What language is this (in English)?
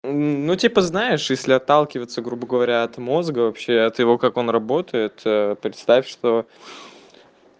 Russian